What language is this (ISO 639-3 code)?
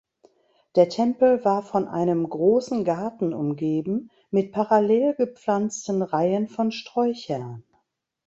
deu